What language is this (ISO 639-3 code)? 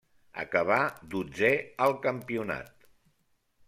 cat